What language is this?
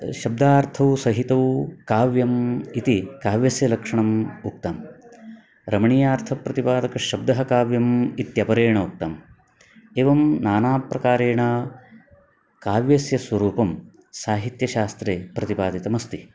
Sanskrit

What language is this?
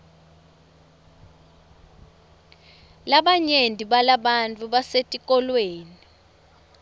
Swati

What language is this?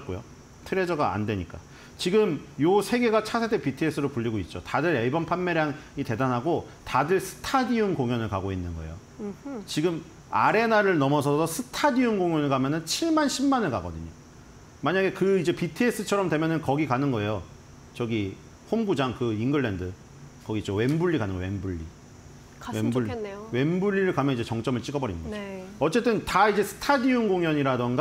Korean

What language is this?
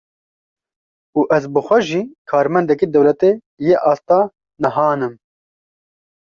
Kurdish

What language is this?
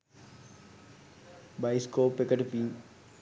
Sinhala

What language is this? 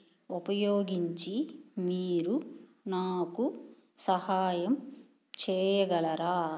Telugu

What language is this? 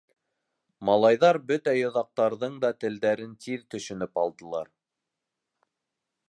Bashkir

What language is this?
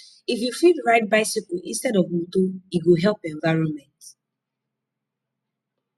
Nigerian Pidgin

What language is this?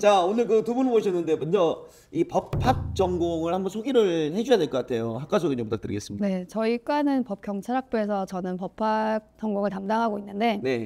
Korean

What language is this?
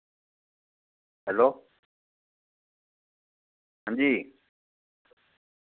Dogri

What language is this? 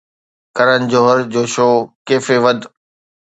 Sindhi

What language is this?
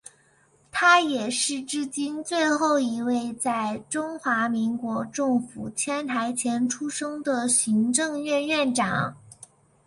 Chinese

